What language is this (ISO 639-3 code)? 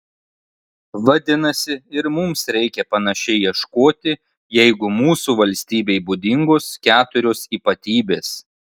lit